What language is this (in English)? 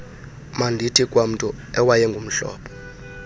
Xhosa